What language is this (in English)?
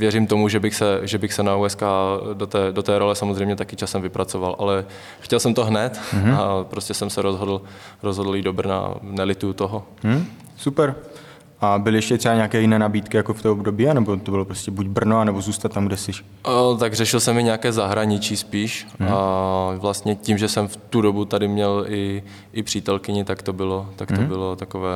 Czech